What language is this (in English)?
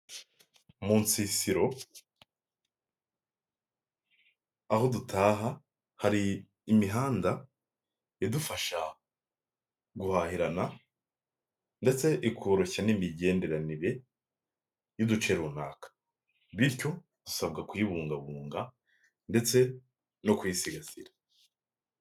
Kinyarwanda